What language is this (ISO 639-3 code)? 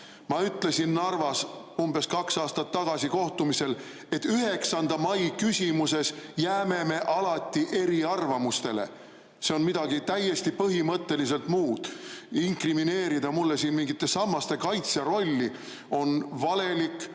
est